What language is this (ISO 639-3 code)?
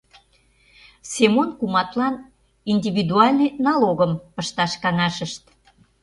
chm